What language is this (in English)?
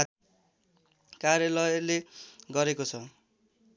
Nepali